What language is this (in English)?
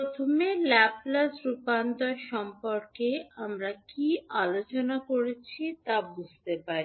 Bangla